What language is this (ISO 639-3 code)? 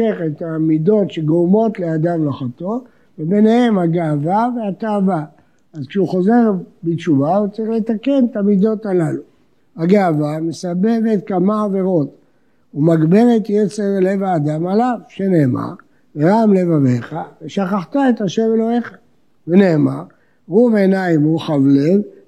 heb